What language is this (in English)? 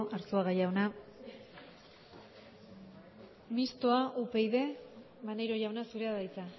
Basque